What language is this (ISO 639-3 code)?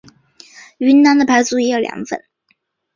zho